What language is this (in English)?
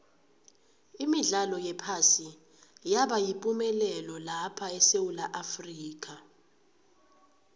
South Ndebele